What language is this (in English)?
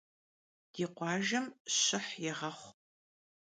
Kabardian